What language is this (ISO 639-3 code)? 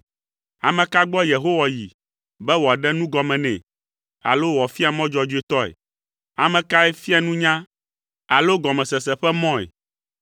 ewe